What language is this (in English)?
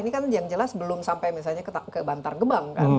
Indonesian